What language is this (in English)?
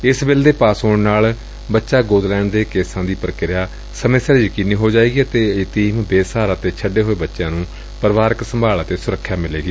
Punjabi